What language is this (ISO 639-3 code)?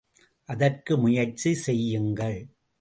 tam